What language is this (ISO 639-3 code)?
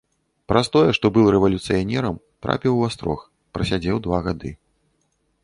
bel